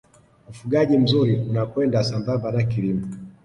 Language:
Swahili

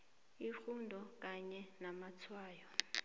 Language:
South Ndebele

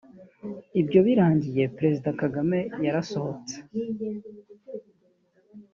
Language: Kinyarwanda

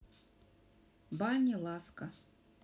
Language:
Russian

